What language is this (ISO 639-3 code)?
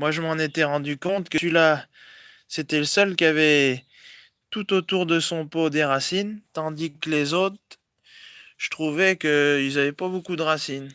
fra